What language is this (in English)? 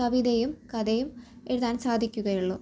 Malayalam